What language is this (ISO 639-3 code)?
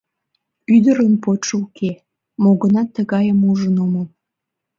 chm